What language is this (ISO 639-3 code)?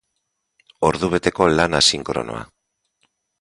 eus